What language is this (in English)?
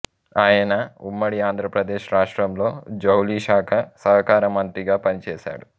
Telugu